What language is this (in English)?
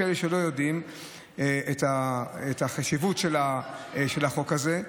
Hebrew